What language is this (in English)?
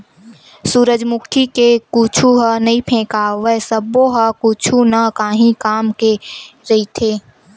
Chhattisgarhi